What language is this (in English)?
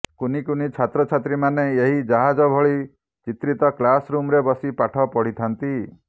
Odia